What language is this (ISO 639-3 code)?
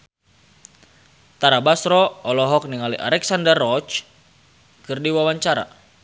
sun